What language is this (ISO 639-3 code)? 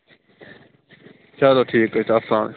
kas